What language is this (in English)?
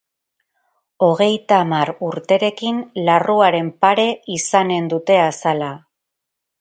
Basque